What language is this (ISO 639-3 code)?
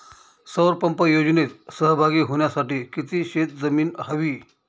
mar